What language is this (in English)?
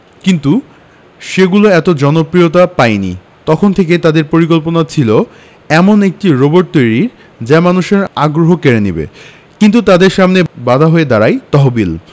Bangla